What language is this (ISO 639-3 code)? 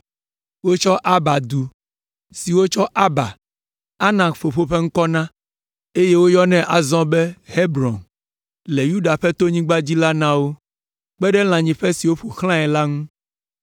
ewe